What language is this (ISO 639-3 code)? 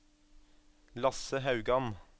nor